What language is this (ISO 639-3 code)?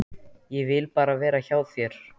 isl